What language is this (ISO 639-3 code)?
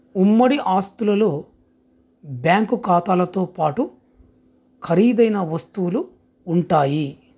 tel